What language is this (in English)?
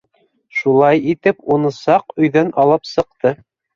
Bashkir